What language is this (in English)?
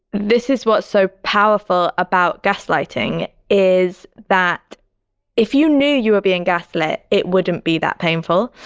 English